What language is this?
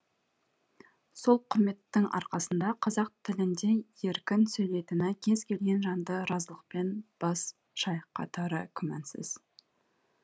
Kazakh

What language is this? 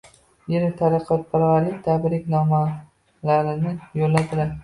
Uzbek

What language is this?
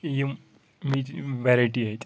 Kashmiri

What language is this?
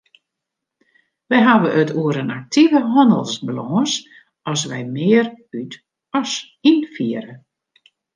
Western Frisian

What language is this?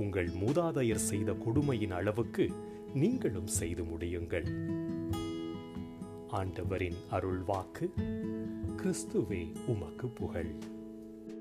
Tamil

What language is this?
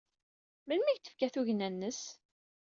Kabyle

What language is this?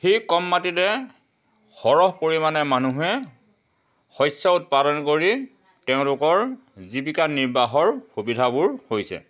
Assamese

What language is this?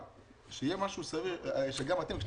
Hebrew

